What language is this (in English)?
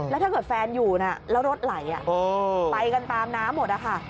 Thai